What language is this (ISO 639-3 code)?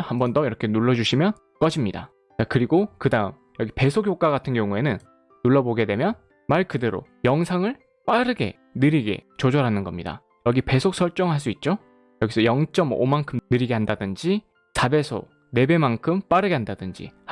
kor